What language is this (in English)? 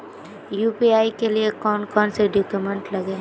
Magahi